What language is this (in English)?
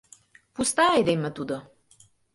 Mari